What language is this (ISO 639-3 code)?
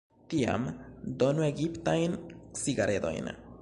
epo